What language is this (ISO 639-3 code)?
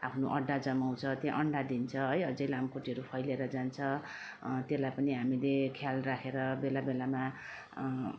nep